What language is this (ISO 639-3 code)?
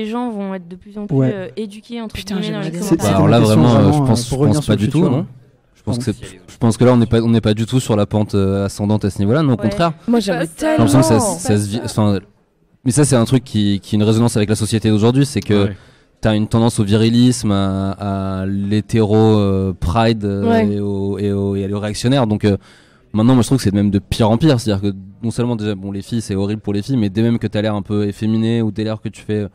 fra